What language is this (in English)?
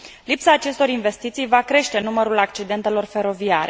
Romanian